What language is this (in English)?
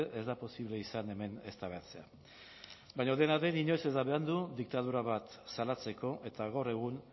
Basque